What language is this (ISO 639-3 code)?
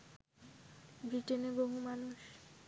ben